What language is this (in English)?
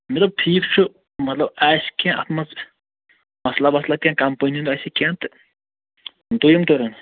Kashmiri